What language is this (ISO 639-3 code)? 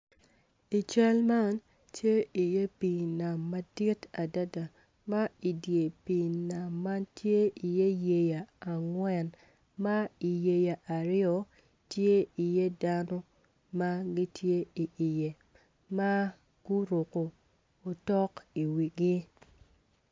ach